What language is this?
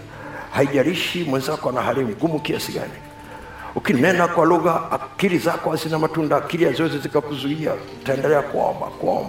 Swahili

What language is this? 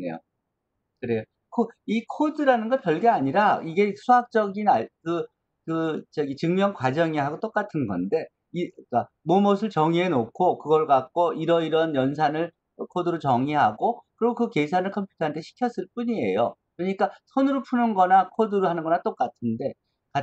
Korean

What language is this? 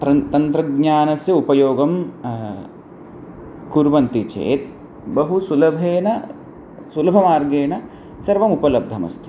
Sanskrit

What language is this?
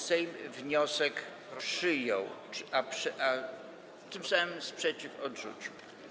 Polish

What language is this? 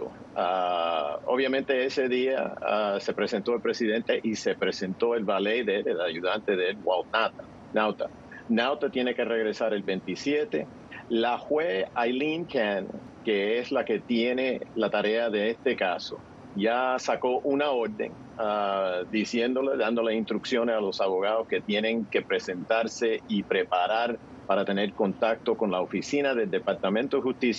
Spanish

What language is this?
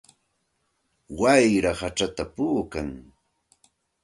Santa Ana de Tusi Pasco Quechua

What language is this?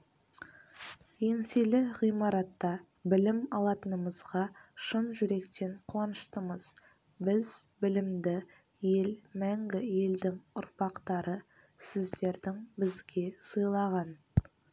Kazakh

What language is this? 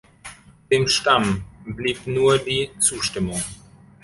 German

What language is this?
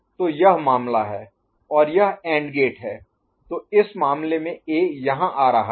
Hindi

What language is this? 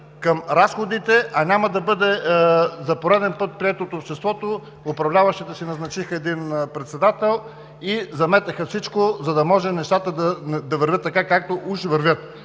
Bulgarian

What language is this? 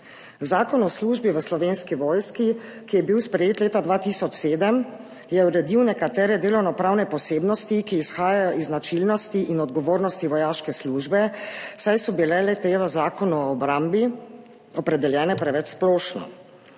Slovenian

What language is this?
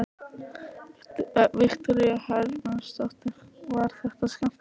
Icelandic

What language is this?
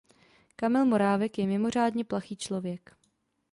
Czech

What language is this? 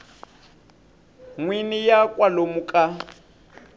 Tsonga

